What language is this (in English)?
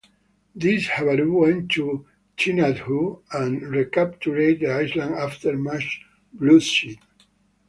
English